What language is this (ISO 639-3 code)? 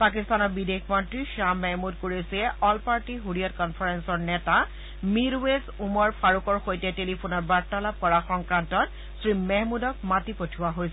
asm